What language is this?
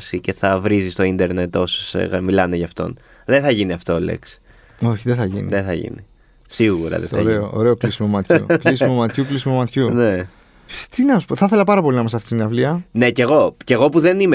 Greek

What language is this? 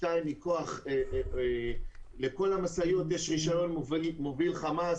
Hebrew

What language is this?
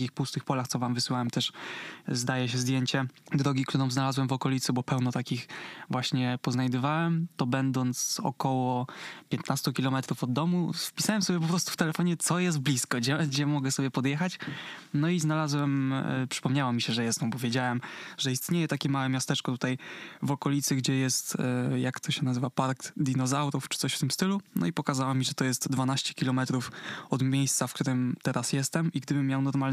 Polish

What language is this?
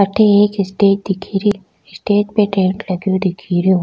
Rajasthani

